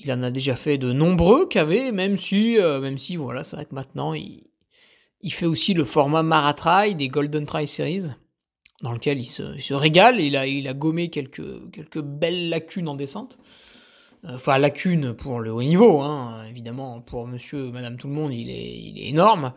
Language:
French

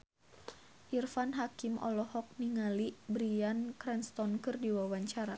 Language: Sundanese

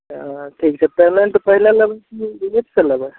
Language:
Maithili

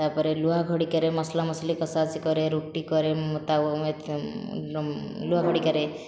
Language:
Odia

